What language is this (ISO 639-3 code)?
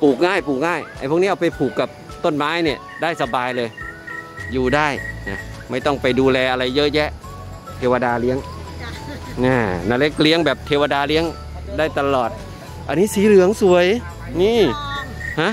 tha